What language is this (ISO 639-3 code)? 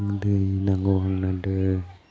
brx